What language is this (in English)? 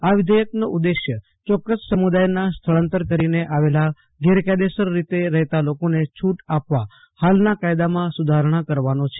Gujarati